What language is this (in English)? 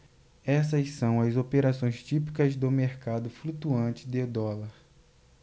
Portuguese